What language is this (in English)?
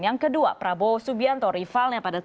Indonesian